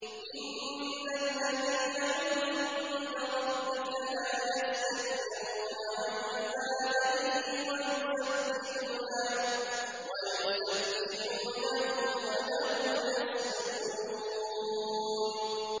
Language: Arabic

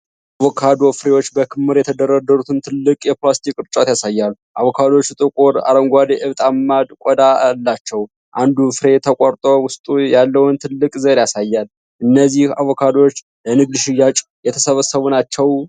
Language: Amharic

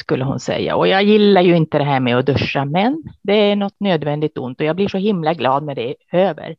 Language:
Swedish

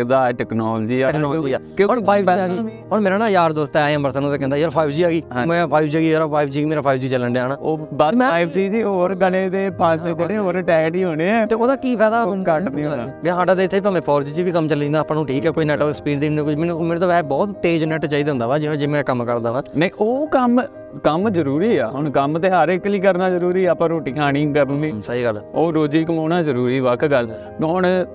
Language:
Punjabi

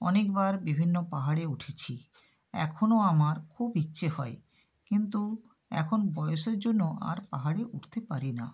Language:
Bangla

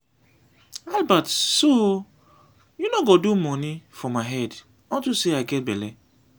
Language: Nigerian Pidgin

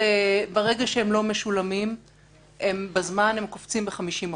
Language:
Hebrew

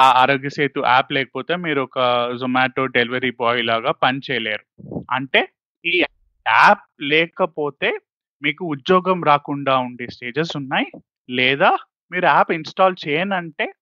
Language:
Telugu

